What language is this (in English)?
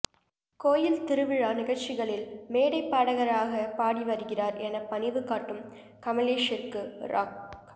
Tamil